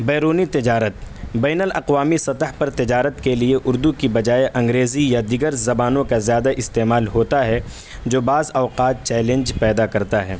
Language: Urdu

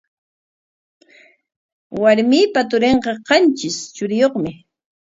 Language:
Corongo Ancash Quechua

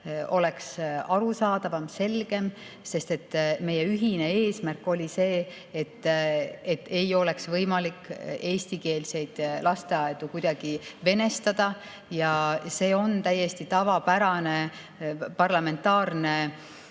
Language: Estonian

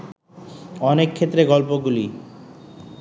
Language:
Bangla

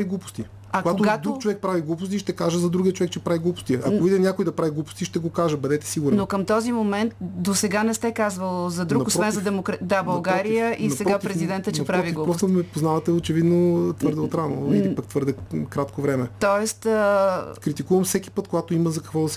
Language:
Bulgarian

